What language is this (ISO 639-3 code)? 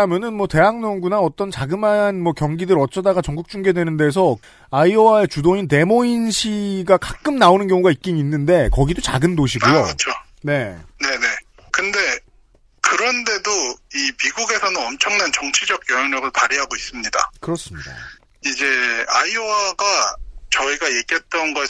kor